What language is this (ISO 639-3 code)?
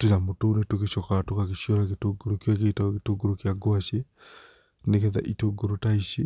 kik